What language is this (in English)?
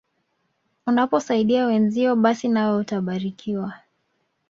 Swahili